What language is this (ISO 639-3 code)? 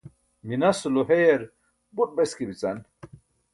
bsk